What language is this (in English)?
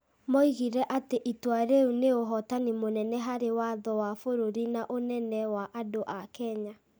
Kikuyu